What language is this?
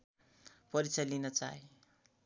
Nepali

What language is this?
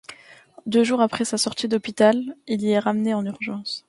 French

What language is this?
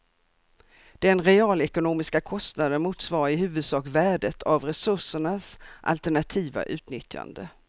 Swedish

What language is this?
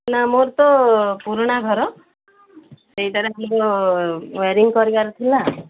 Odia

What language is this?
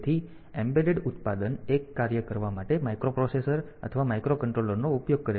Gujarati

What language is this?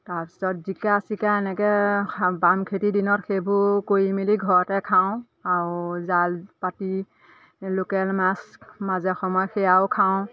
Assamese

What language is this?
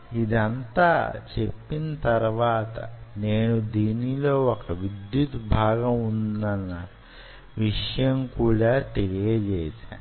Telugu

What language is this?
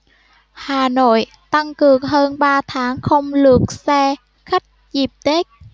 Vietnamese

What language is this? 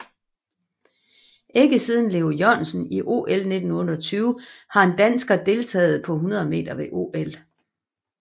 Danish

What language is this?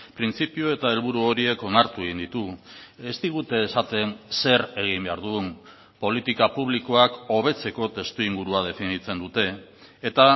Basque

